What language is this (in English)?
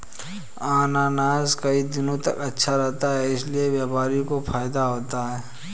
Hindi